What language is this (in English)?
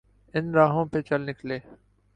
Urdu